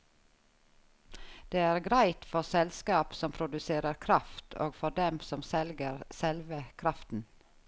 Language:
Norwegian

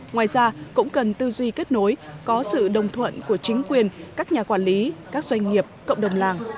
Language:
Vietnamese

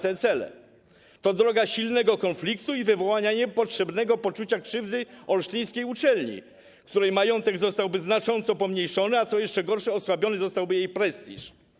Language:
Polish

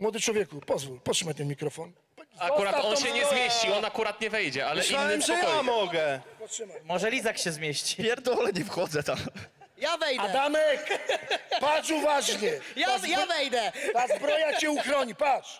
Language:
Polish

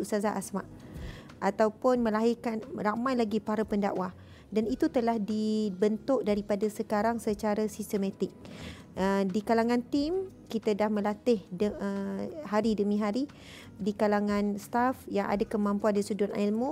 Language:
Malay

